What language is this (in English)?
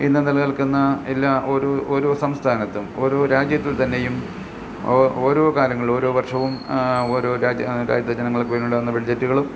Malayalam